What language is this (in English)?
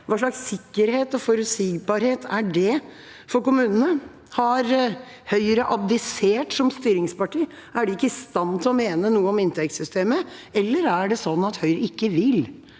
Norwegian